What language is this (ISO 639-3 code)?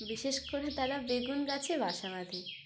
ben